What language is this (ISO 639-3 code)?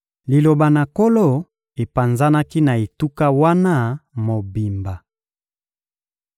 lin